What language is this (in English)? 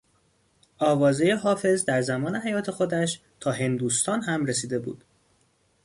Persian